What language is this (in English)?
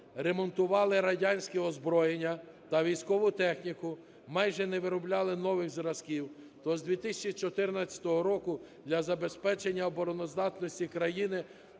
Ukrainian